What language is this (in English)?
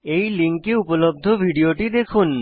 Bangla